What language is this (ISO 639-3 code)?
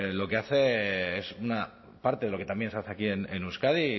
spa